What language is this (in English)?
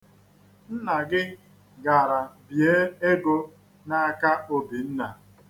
Igbo